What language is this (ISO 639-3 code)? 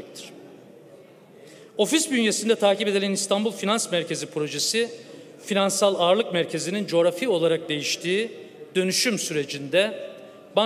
tur